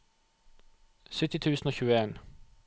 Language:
Norwegian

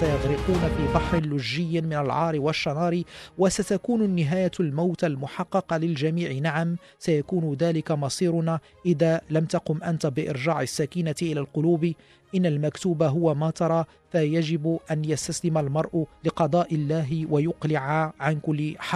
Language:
Arabic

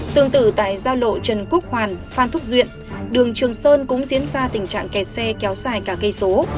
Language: Vietnamese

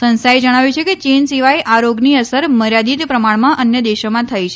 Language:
Gujarati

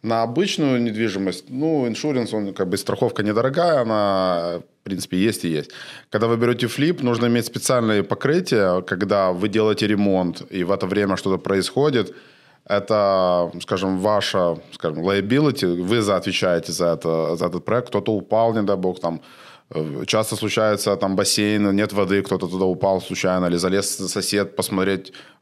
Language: Russian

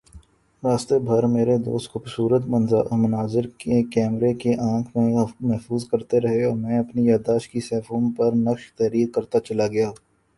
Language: Urdu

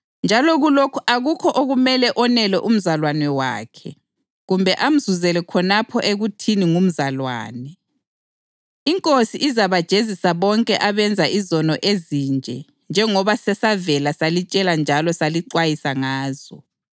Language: North Ndebele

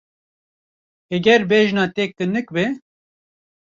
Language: Kurdish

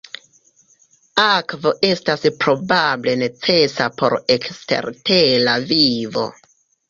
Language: Esperanto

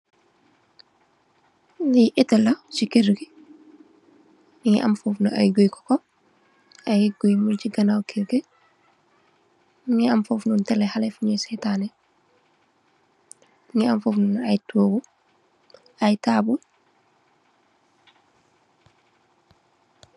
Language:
Wolof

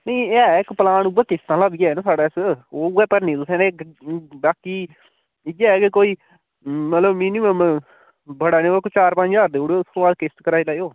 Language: Dogri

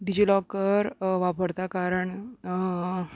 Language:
Konkani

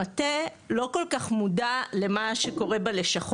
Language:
Hebrew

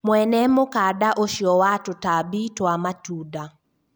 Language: Kikuyu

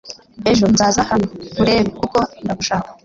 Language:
Kinyarwanda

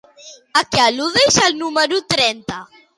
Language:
Catalan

